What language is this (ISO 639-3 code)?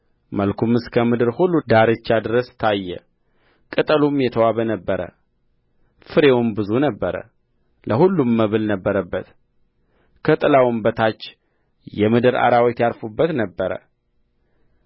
amh